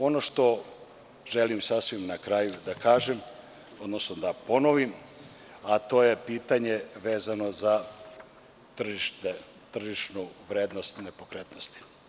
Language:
Serbian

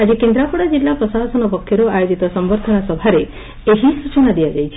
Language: Odia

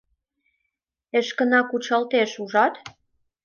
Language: Mari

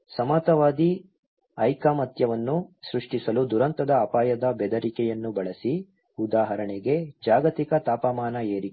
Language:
Kannada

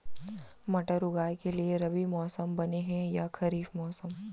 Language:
Chhattisgarhi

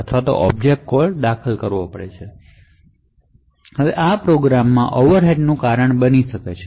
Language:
Gujarati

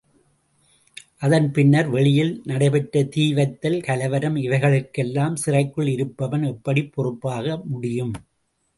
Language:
Tamil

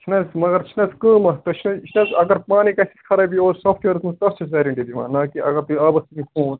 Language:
Kashmiri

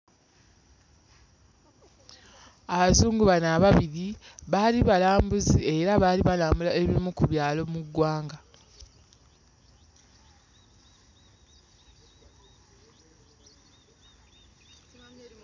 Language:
Ganda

